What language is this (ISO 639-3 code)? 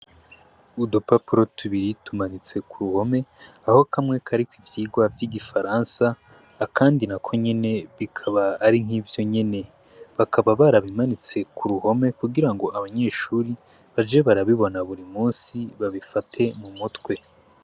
run